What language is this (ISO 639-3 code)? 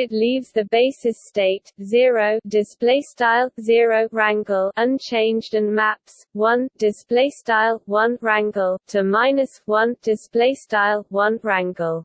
eng